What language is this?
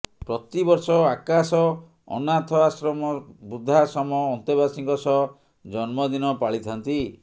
Odia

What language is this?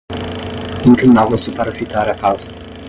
Portuguese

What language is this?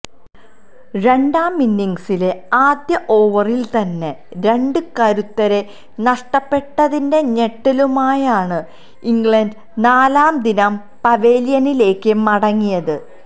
Malayalam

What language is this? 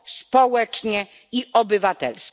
Polish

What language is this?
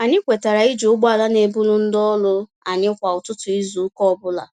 Igbo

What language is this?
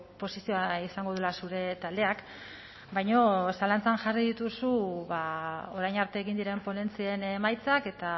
Basque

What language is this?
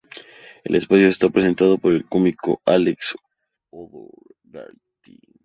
Spanish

